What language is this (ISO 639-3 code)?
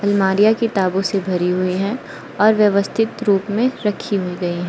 hin